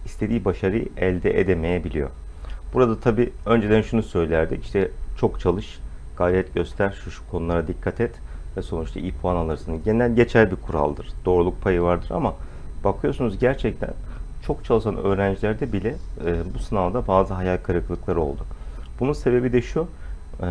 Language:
Turkish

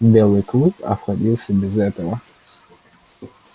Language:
Russian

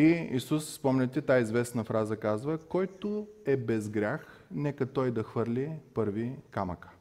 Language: Bulgarian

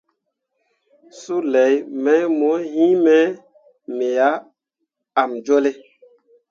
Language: Mundang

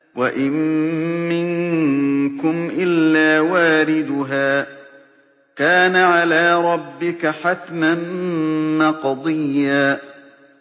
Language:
Arabic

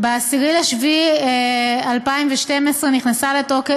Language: Hebrew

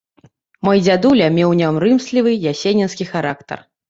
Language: Belarusian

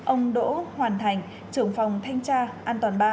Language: Vietnamese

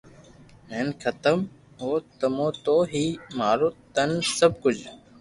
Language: Loarki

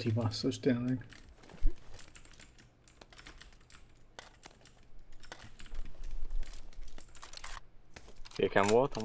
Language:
Hungarian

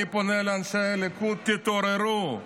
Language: Hebrew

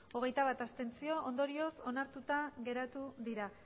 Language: Basque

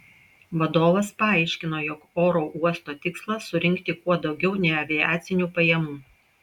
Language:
Lithuanian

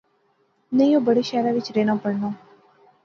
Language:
Pahari-Potwari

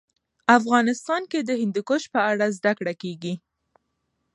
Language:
Pashto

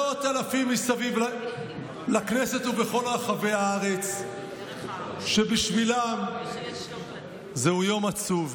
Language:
Hebrew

